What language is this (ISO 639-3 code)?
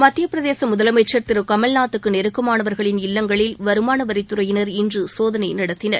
tam